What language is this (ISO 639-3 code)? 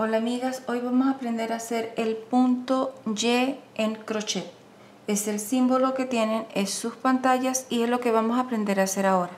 spa